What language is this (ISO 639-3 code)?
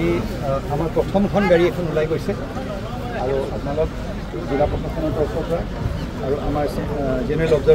tha